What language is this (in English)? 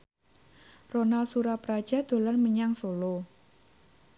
Javanese